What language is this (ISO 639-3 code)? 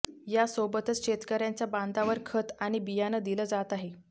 mar